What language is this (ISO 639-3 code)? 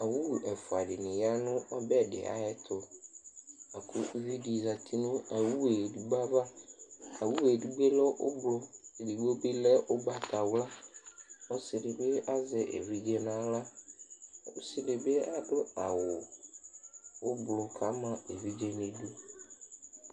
kpo